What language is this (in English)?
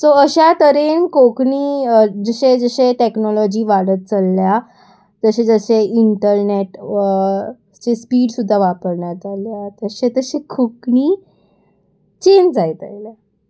Konkani